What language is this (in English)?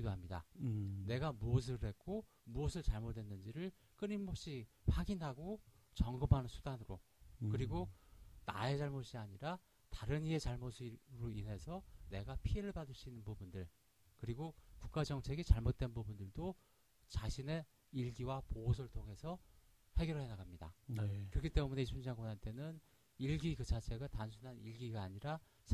Korean